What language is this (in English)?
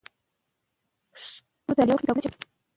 Pashto